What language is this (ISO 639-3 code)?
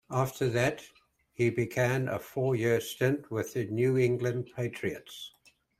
eng